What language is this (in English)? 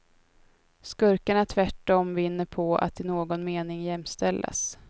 Swedish